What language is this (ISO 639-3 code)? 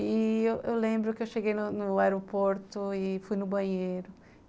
por